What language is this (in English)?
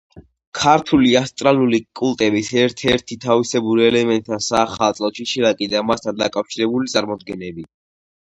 Georgian